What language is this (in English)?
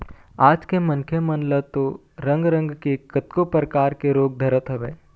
Chhattisgarhi